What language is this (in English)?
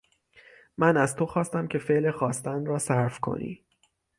Persian